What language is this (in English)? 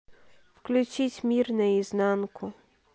Russian